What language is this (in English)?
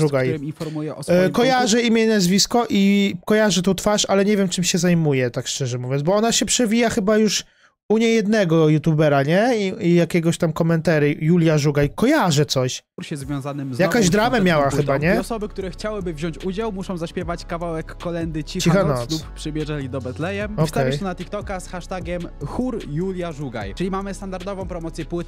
Polish